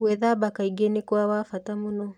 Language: Kikuyu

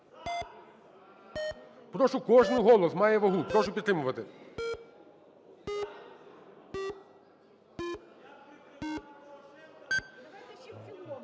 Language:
Ukrainian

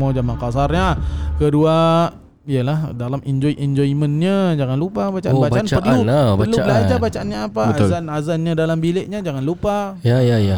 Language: Malay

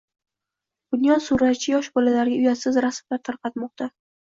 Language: Uzbek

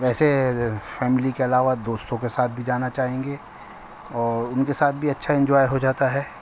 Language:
Urdu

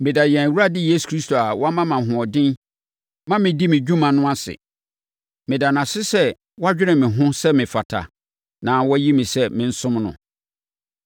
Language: Akan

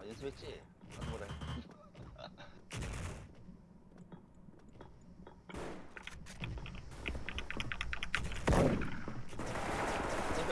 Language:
Korean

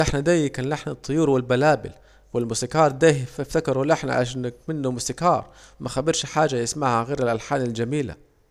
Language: Saidi Arabic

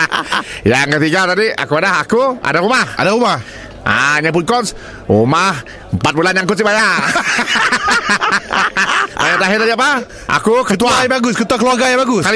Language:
Malay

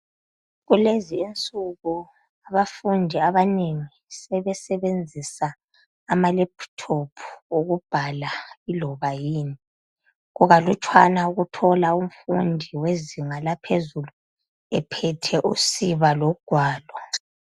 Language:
North Ndebele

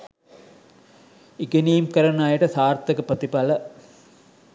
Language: Sinhala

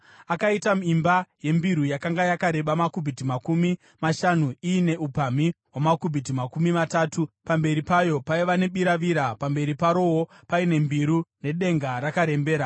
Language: Shona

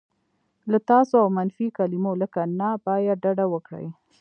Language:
Pashto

